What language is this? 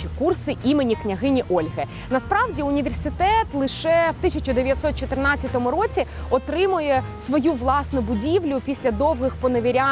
Ukrainian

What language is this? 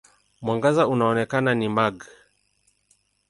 Swahili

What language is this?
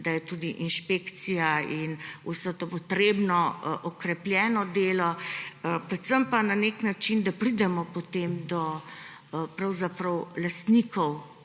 Slovenian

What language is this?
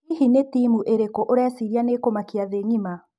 Kikuyu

